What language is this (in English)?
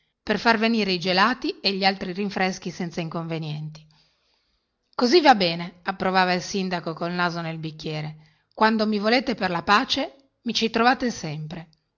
Italian